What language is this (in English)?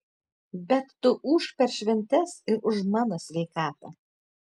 Lithuanian